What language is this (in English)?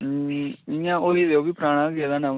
Dogri